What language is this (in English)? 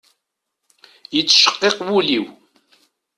Kabyle